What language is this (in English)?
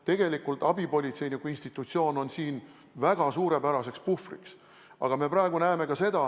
Estonian